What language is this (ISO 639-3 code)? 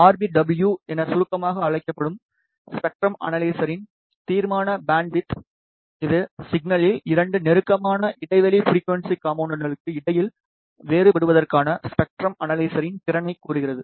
tam